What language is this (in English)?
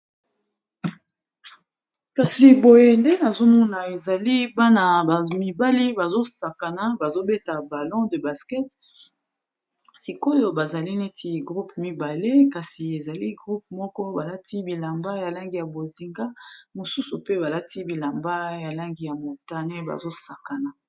Lingala